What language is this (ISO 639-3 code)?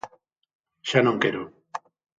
glg